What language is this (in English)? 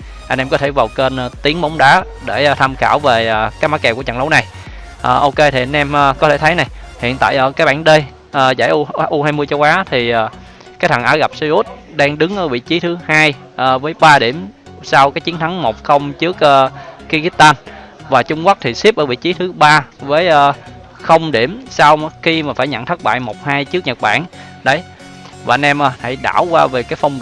Vietnamese